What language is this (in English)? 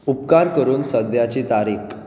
Konkani